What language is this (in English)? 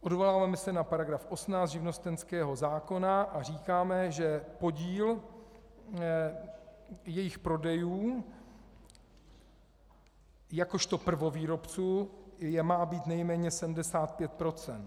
Czech